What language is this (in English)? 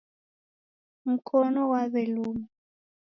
Taita